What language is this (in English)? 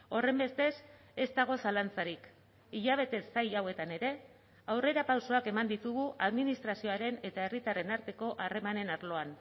Basque